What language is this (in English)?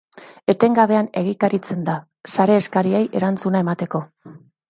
Basque